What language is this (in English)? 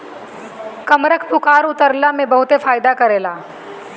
Bhojpuri